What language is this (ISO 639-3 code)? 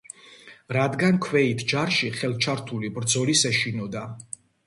kat